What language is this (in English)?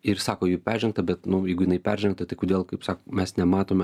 Lithuanian